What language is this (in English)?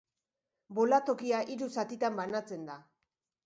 Basque